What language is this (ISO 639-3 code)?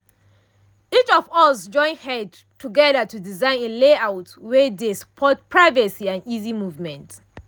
pcm